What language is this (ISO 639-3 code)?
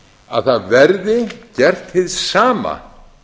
isl